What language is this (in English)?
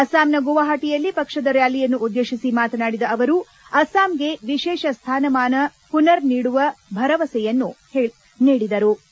Kannada